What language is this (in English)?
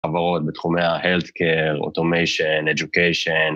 Hebrew